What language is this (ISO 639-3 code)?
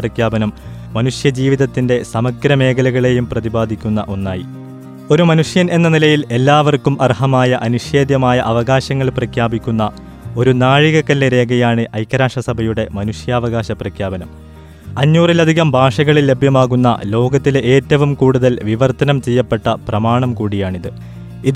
mal